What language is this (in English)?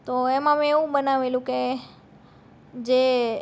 Gujarati